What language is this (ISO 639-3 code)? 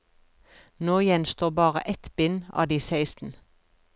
nor